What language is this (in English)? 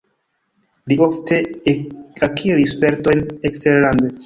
Esperanto